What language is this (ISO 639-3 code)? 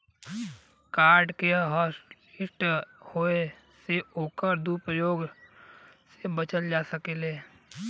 bho